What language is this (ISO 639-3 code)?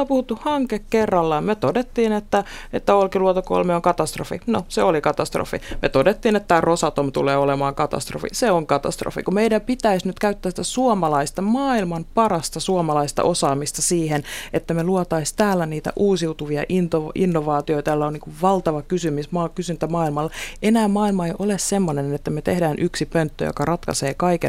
fin